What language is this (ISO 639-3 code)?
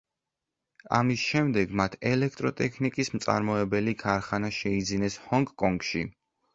kat